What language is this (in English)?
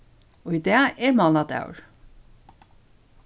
Faroese